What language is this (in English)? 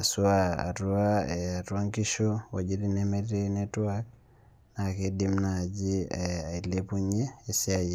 Masai